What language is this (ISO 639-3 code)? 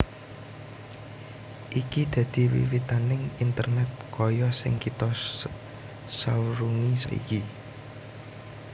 jav